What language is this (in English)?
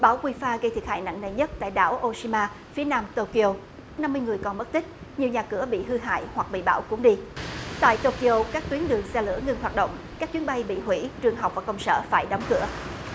Vietnamese